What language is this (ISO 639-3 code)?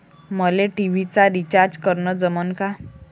mar